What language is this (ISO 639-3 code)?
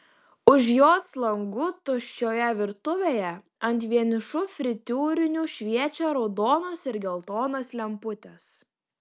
lit